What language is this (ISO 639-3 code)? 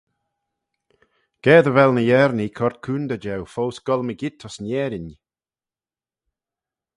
glv